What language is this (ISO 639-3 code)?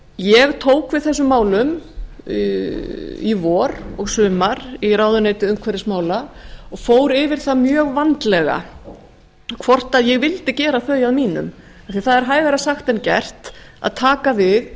isl